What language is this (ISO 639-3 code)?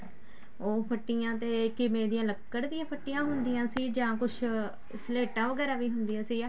pan